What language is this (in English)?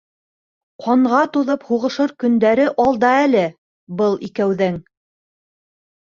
Bashkir